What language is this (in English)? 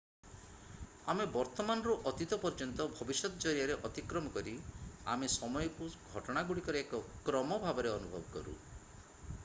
Odia